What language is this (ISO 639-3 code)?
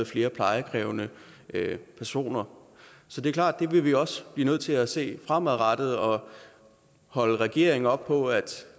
dan